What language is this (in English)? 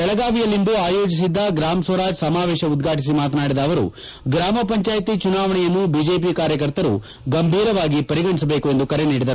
Kannada